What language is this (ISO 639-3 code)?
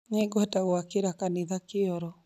kik